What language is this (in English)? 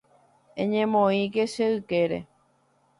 Guarani